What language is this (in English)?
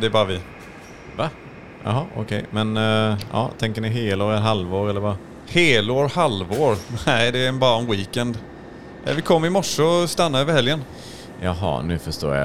Swedish